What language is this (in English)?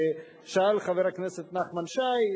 Hebrew